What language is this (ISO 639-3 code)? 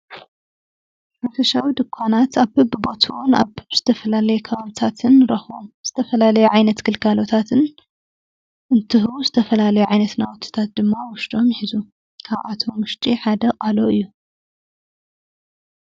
tir